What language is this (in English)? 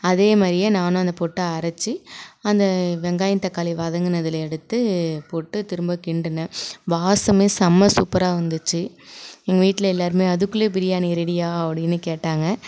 Tamil